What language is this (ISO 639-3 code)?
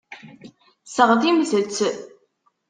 kab